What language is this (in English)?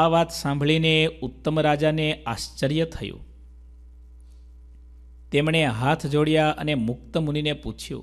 Hindi